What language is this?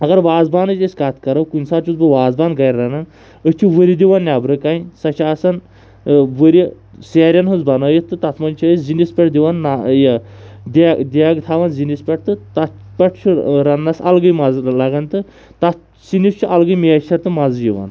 Kashmiri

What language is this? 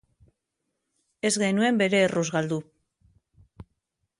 Basque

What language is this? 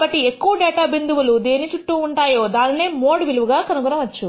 Telugu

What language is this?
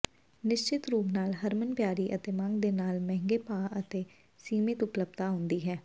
Punjabi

